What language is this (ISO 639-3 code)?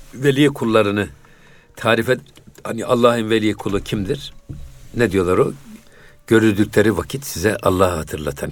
tur